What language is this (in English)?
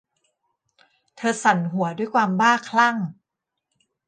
Thai